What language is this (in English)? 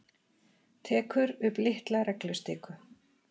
Icelandic